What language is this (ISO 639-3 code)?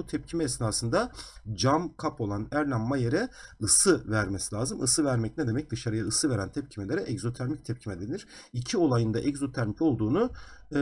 tur